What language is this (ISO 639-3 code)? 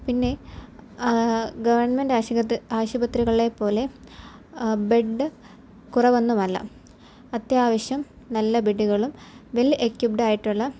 mal